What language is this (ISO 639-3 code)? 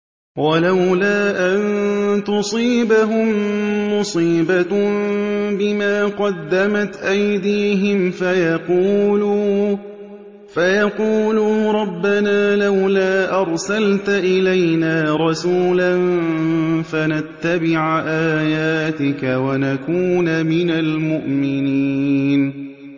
ara